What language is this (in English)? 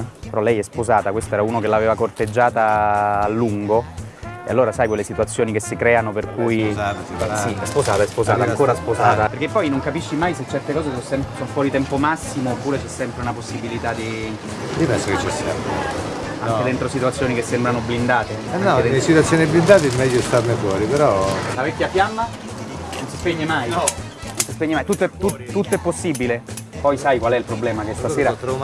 Italian